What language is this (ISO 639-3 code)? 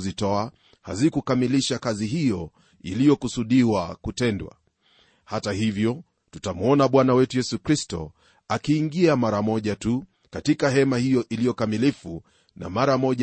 swa